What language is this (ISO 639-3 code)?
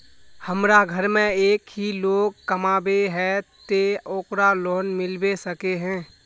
mag